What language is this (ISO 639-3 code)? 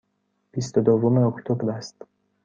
fas